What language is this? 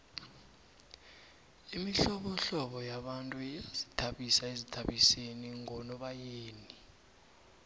South Ndebele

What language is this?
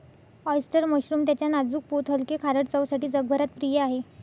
Marathi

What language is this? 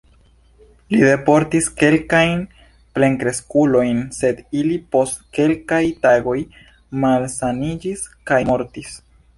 Esperanto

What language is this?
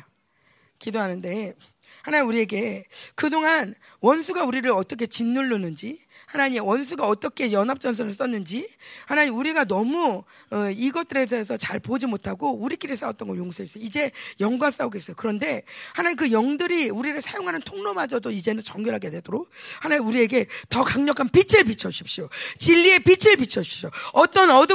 Korean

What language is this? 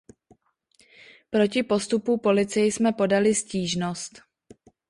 Czech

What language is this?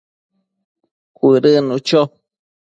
Matsés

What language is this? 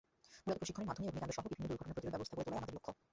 Bangla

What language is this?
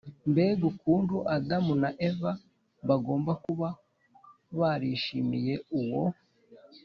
Kinyarwanda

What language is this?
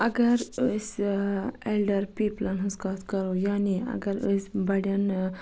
Kashmiri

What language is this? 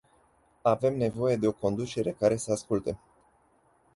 Romanian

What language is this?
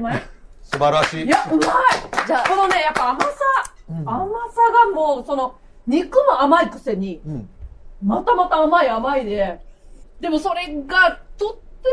Japanese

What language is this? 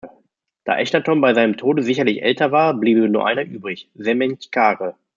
German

